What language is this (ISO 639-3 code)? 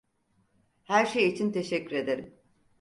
tur